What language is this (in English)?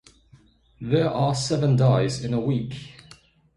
English